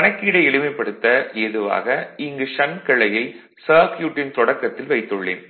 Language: Tamil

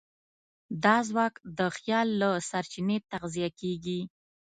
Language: Pashto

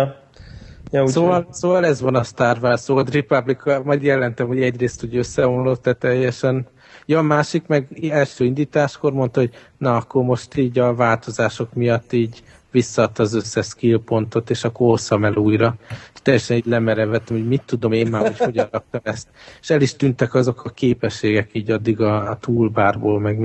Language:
Hungarian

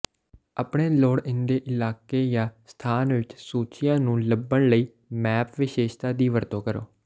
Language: Punjabi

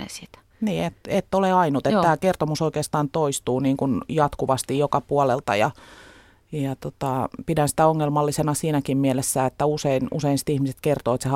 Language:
Finnish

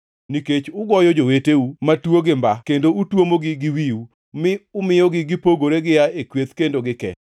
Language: Luo (Kenya and Tanzania)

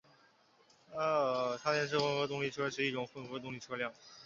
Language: Chinese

